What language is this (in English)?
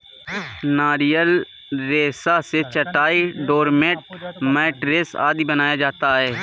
Hindi